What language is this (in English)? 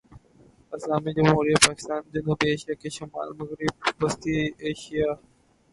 Urdu